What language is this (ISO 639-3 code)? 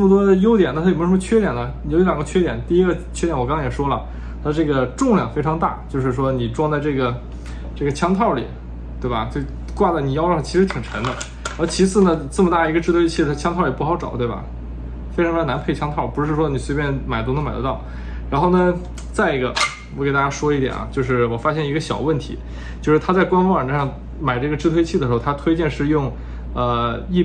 zho